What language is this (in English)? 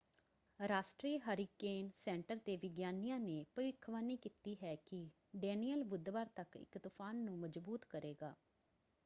Punjabi